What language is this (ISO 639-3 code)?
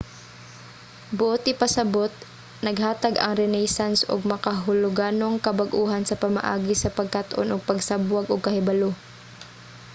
ceb